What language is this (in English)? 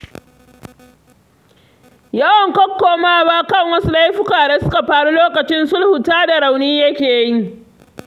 Hausa